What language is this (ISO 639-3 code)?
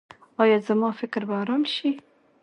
pus